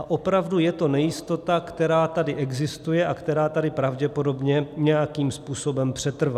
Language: Czech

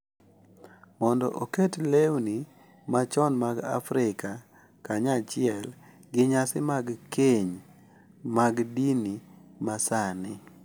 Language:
Luo (Kenya and Tanzania)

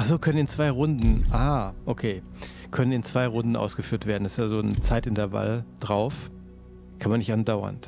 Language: German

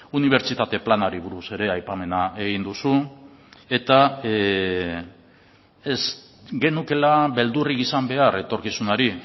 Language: Basque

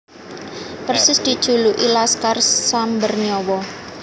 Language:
Javanese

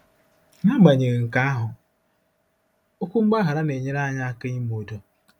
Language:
Igbo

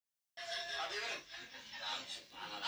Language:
Somali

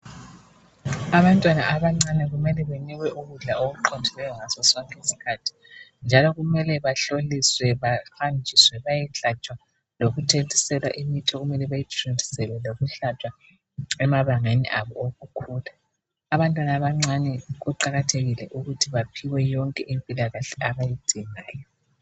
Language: North Ndebele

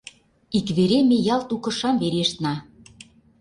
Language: Mari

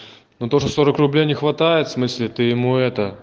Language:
Russian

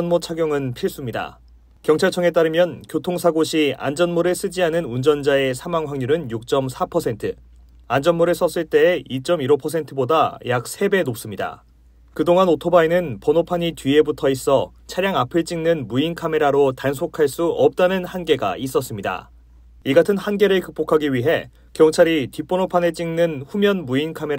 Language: Korean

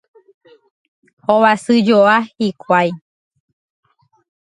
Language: Guarani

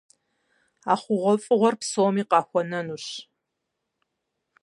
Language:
Kabardian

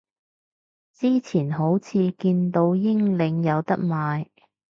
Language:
Cantonese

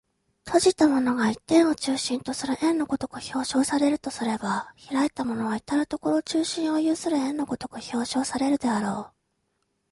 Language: Japanese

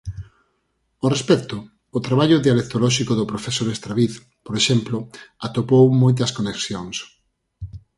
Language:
Galician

